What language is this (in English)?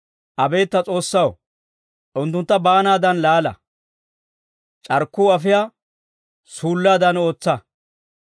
Dawro